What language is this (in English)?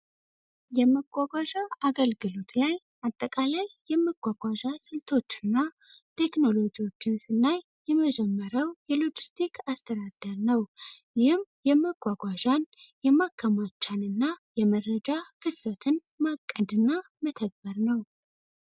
Amharic